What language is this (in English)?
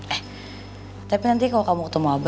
Indonesian